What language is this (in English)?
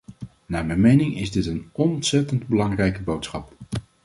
Dutch